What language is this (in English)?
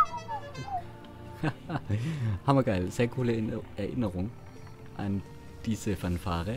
German